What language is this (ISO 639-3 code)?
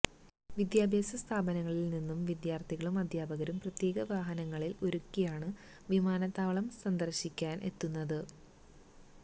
mal